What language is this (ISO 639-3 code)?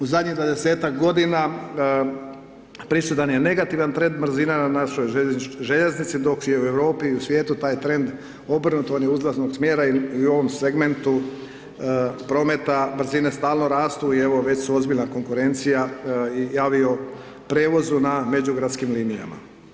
hrv